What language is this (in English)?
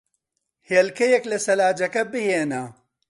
Central Kurdish